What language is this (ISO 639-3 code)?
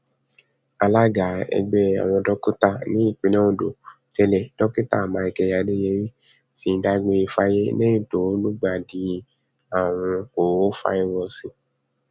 yor